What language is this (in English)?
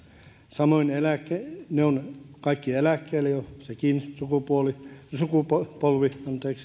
Finnish